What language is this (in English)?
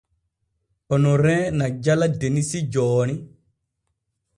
Borgu Fulfulde